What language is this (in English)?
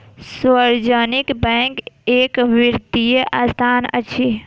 Maithili